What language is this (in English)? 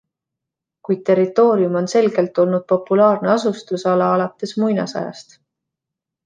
Estonian